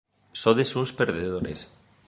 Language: Galician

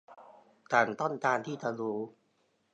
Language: Thai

